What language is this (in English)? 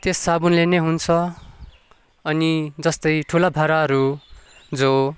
Nepali